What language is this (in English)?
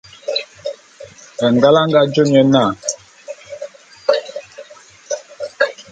Bulu